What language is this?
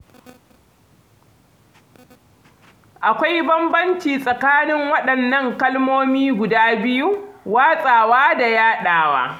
Hausa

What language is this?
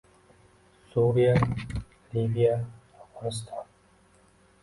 Uzbek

